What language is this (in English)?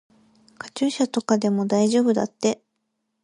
Japanese